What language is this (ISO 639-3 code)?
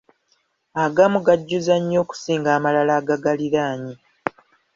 lug